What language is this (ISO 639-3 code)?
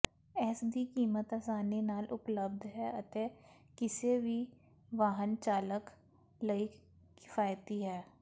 pan